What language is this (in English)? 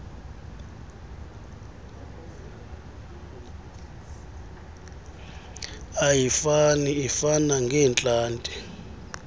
Xhosa